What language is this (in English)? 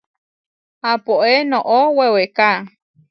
Huarijio